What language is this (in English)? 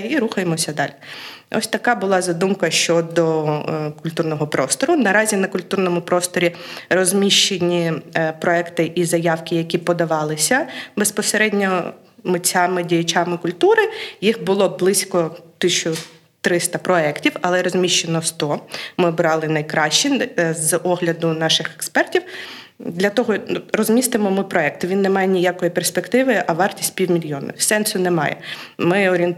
Ukrainian